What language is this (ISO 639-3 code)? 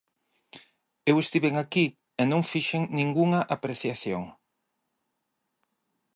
glg